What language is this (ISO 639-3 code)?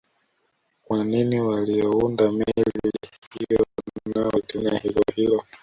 swa